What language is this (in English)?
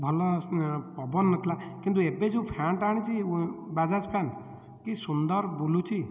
Odia